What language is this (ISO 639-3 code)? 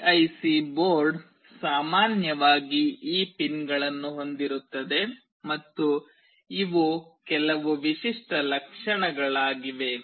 kan